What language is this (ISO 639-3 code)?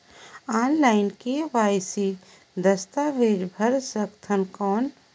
hne